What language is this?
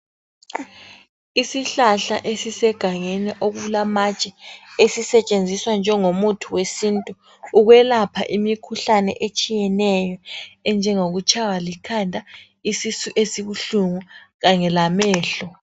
North Ndebele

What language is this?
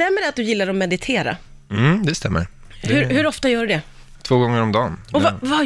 Swedish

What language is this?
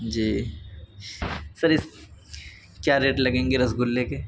Urdu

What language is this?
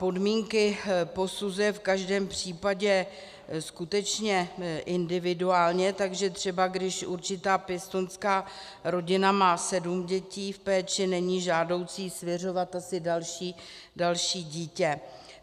Czech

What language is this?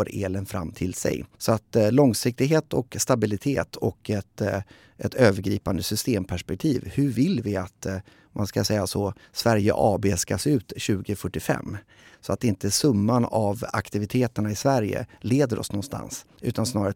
Swedish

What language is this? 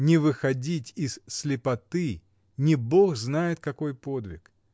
Russian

